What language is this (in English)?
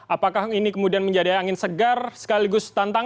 Indonesian